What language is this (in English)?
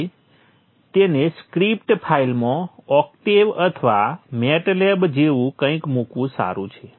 Gujarati